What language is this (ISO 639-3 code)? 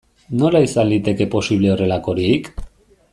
eus